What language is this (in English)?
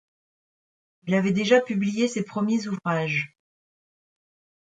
French